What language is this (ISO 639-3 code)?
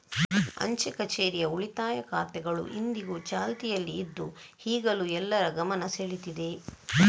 kan